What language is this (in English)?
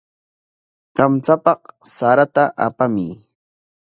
Corongo Ancash Quechua